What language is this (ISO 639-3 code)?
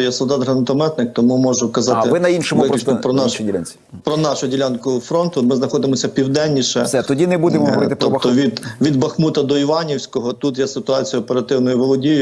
ukr